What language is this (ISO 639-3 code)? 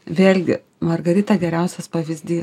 lit